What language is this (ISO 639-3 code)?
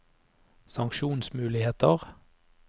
nor